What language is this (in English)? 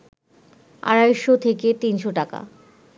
Bangla